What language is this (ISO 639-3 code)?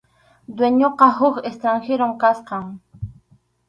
qxu